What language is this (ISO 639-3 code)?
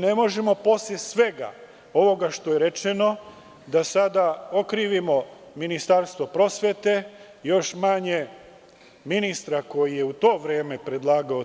srp